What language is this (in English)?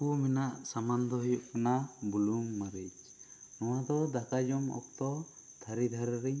Santali